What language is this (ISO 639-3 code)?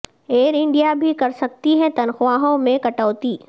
urd